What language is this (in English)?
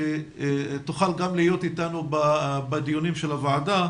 Hebrew